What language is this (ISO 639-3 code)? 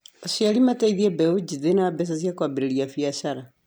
kik